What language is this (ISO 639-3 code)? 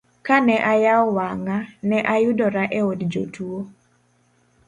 luo